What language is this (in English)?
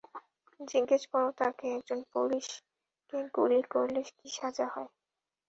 Bangla